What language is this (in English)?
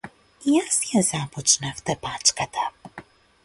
Macedonian